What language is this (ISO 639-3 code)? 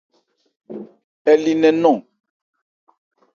ebr